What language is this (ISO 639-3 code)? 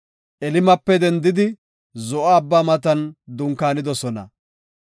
gof